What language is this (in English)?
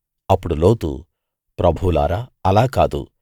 Telugu